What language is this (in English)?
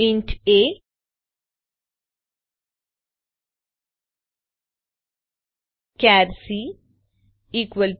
Gujarati